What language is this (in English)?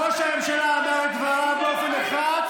Hebrew